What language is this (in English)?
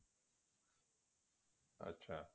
Punjabi